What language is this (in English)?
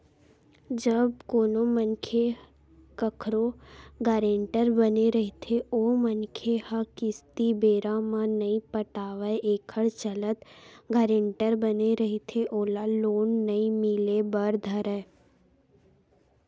Chhattisgarhi